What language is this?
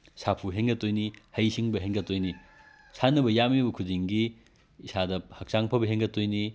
Manipuri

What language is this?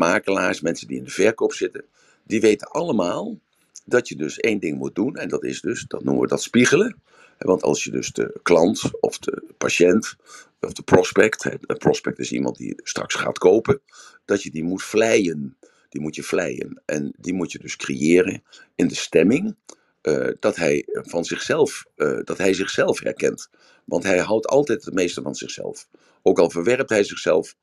Dutch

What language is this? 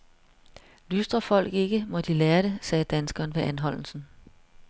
Danish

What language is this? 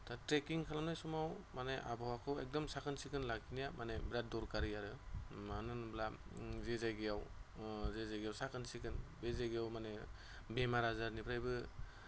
Bodo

